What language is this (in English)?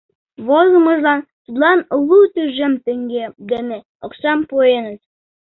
Mari